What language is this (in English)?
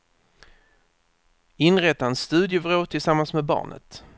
Swedish